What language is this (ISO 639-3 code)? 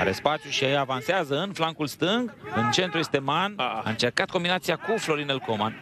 ron